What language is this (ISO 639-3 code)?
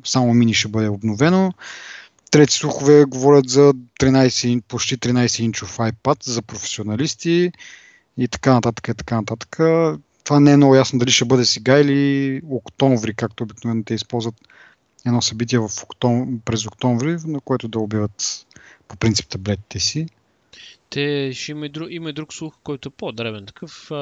bul